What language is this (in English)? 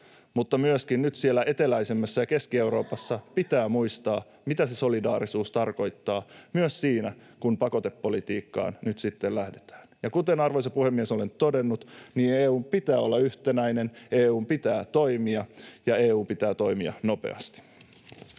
Finnish